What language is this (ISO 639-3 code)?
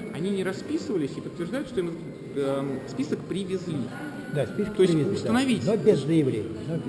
rus